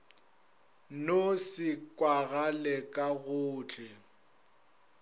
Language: Northern Sotho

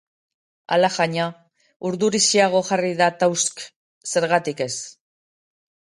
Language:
Basque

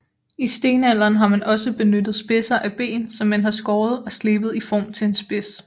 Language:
Danish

